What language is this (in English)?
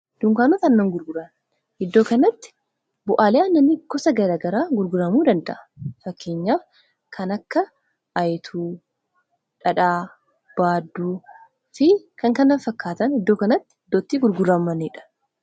Oromo